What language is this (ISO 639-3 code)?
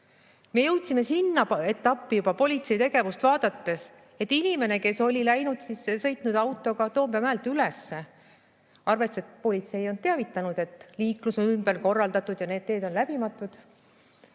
est